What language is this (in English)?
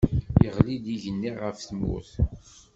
Kabyle